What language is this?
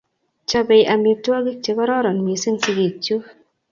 Kalenjin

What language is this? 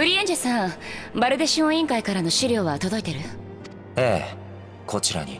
Japanese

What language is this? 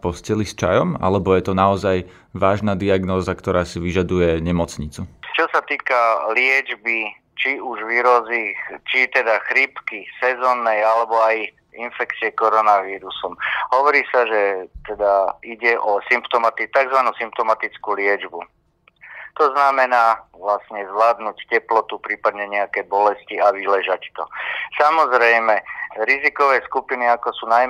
Slovak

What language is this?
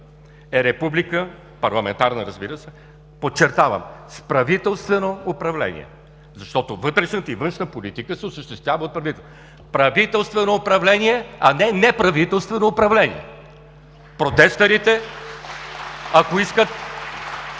Bulgarian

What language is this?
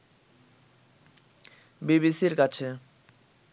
Bangla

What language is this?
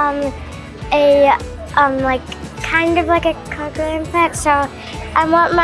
English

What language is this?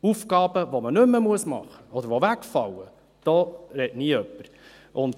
Swiss German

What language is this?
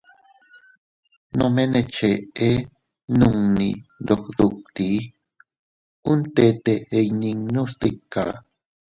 Teutila Cuicatec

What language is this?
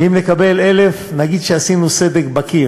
Hebrew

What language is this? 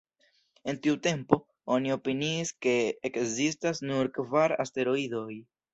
Esperanto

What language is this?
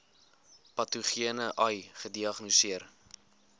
Afrikaans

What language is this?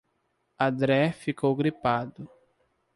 Portuguese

